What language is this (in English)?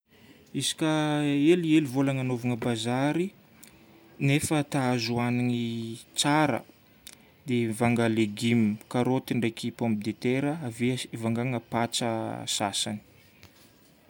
Northern Betsimisaraka Malagasy